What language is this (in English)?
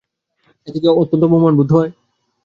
Bangla